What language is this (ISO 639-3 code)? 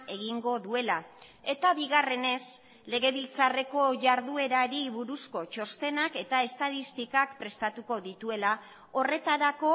eus